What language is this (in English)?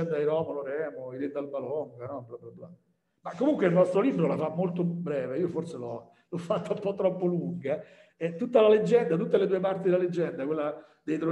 Italian